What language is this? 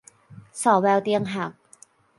Thai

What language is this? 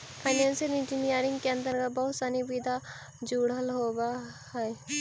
Magahi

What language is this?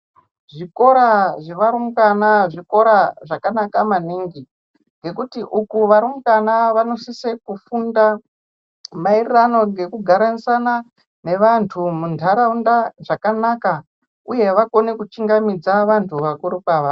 Ndau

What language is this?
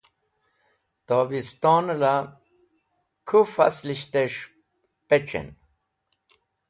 Wakhi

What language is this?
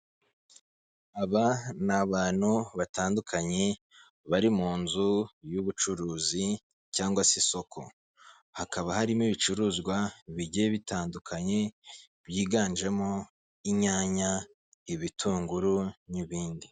Kinyarwanda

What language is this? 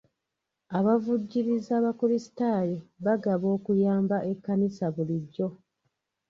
Ganda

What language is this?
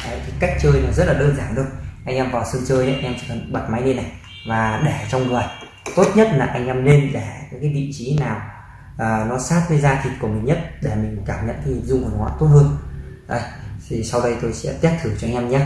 Vietnamese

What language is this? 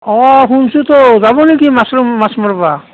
Assamese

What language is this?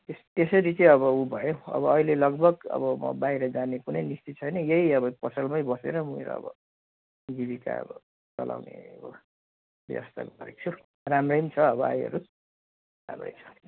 Nepali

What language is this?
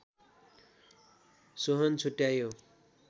Nepali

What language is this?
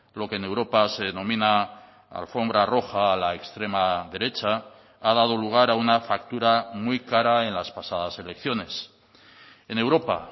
Spanish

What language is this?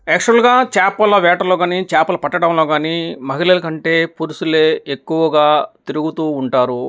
Telugu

